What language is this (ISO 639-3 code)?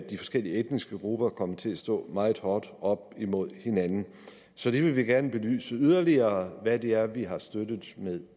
dan